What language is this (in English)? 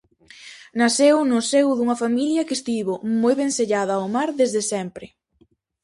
Galician